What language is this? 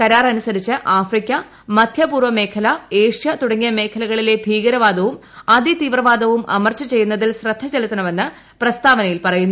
Malayalam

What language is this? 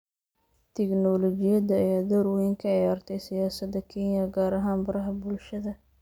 Somali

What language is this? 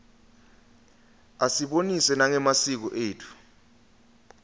Swati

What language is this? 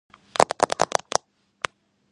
Georgian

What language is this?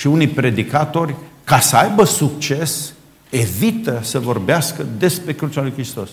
Romanian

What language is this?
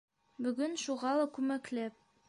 Bashkir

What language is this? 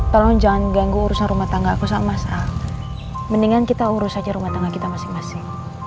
Indonesian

